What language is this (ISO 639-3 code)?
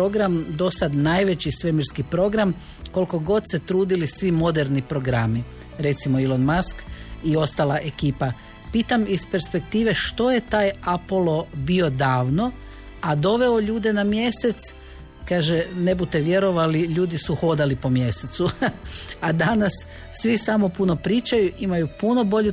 hrv